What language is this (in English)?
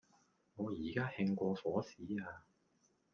Cantonese